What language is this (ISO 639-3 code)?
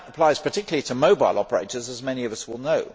eng